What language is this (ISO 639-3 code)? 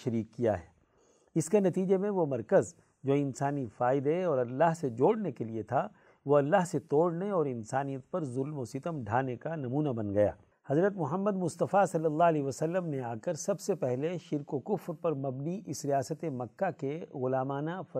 urd